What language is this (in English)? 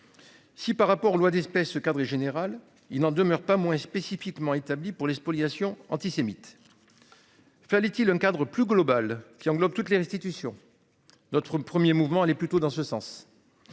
French